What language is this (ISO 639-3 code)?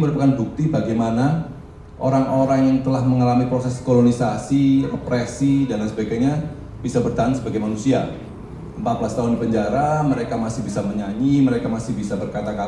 ind